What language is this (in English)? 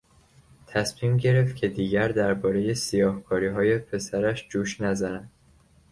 Persian